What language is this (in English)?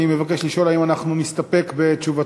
Hebrew